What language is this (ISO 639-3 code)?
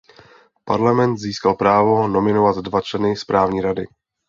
ces